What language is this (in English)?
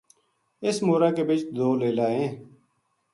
Gujari